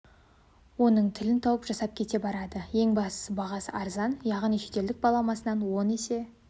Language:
Kazakh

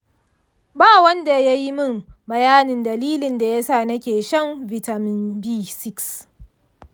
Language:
Hausa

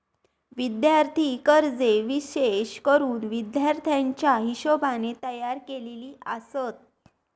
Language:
Marathi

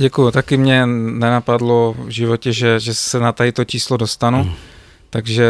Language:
Czech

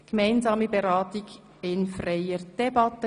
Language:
Swiss German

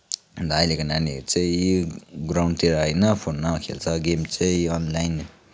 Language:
Nepali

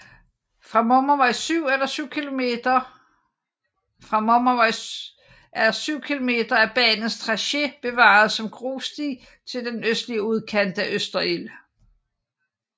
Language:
Danish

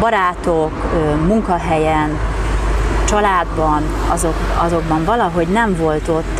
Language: Hungarian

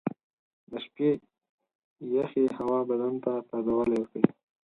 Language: Pashto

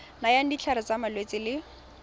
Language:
Tswana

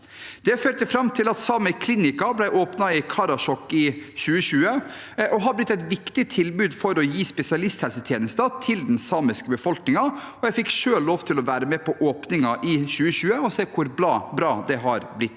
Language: Norwegian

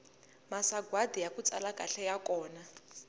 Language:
Tsonga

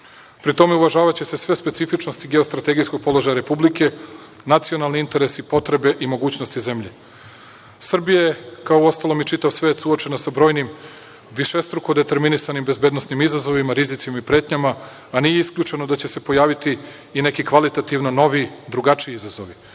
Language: Serbian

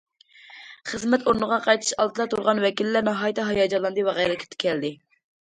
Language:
Uyghur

